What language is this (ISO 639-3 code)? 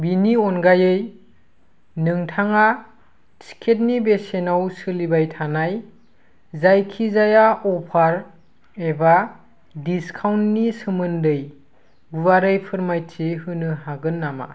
brx